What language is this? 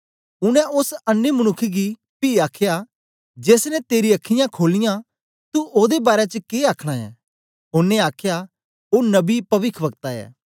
Dogri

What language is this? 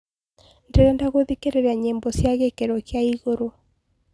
Kikuyu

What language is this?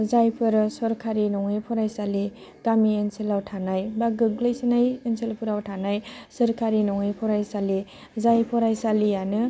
Bodo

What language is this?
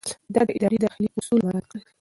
Pashto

